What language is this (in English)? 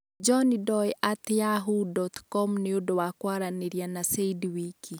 Kikuyu